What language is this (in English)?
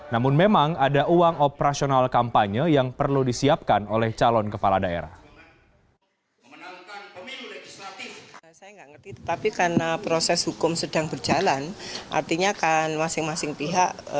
Indonesian